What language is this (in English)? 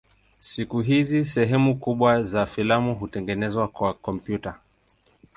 Swahili